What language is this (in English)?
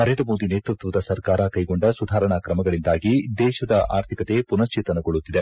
Kannada